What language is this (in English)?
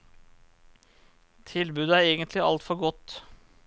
Norwegian